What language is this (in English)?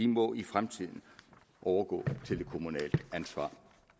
Danish